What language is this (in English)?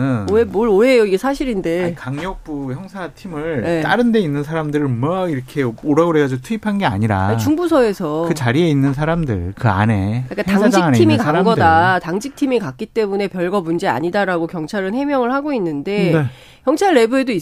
Korean